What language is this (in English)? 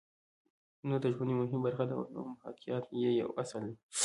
Pashto